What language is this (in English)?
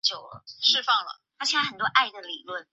Chinese